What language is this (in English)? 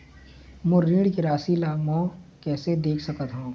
Chhattisgarhi